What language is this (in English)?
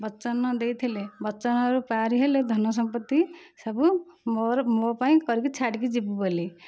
Odia